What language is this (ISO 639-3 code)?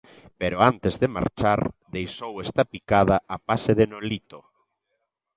glg